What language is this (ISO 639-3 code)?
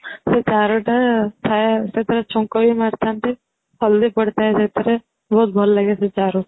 ori